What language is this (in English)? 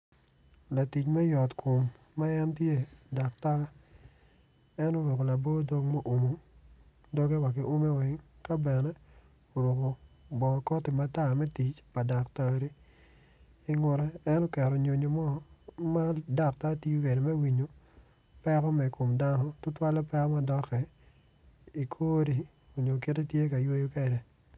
Acoli